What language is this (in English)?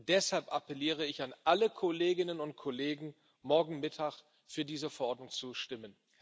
German